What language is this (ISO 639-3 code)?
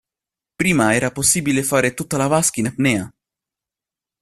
ita